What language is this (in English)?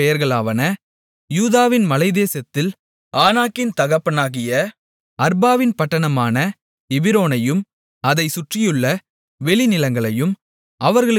Tamil